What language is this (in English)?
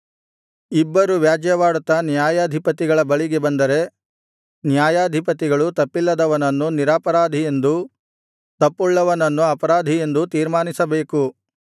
Kannada